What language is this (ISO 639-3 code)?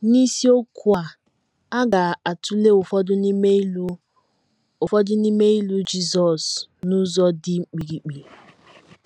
ibo